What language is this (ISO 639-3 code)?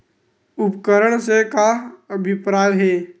hne